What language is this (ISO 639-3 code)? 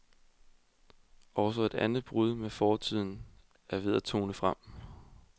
dan